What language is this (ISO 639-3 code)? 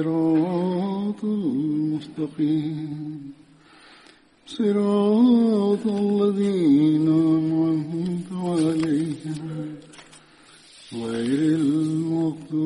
swa